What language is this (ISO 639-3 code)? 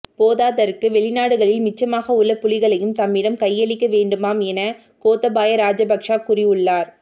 tam